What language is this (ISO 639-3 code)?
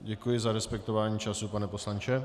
ces